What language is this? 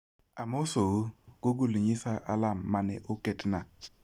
Luo (Kenya and Tanzania)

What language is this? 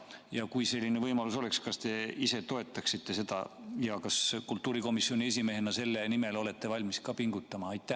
Estonian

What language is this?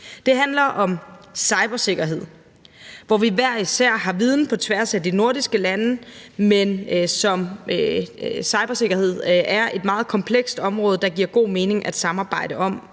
Danish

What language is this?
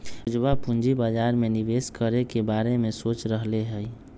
Magahi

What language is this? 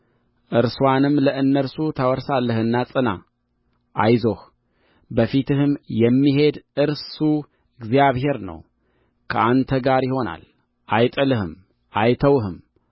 Amharic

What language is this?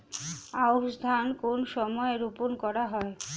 Bangla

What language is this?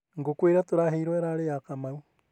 Kikuyu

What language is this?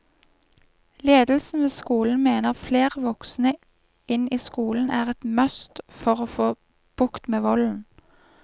Norwegian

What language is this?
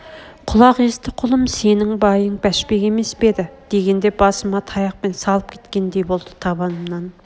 Kazakh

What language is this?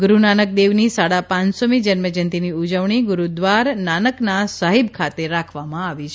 Gujarati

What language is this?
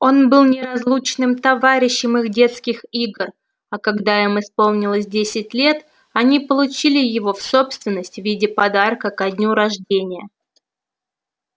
Russian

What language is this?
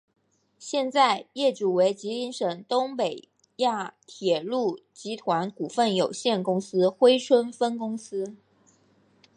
Chinese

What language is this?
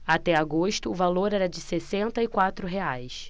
Portuguese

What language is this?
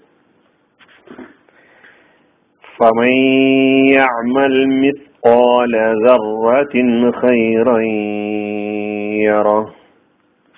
Malayalam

